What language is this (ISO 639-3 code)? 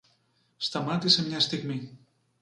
ell